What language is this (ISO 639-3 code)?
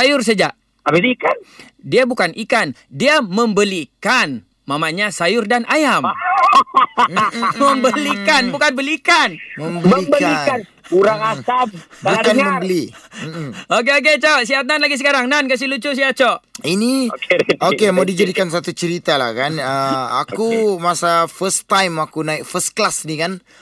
msa